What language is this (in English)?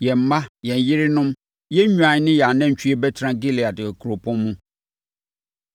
Akan